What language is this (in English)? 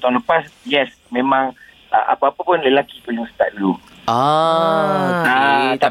Malay